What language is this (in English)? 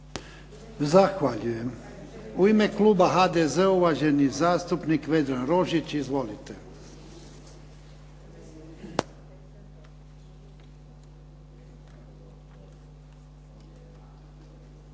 Croatian